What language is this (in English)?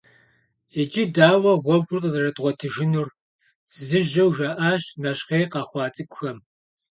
Kabardian